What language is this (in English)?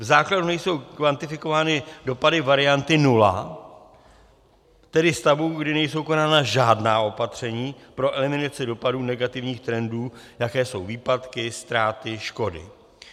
Czech